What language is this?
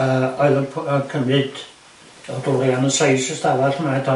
Welsh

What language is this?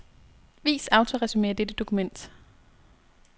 Danish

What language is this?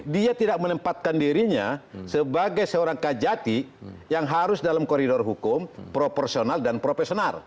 Indonesian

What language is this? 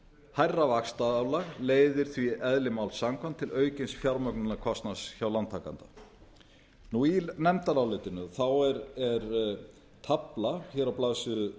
Icelandic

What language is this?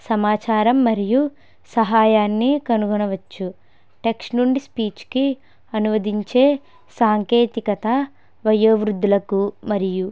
Telugu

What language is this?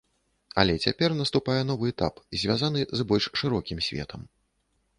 Belarusian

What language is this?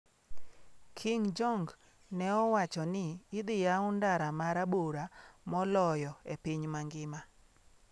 Luo (Kenya and Tanzania)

